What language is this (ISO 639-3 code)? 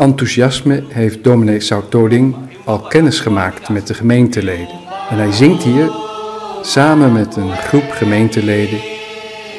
nld